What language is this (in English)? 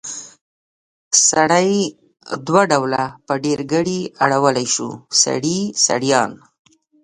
Pashto